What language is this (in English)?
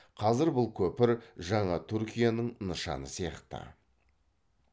Kazakh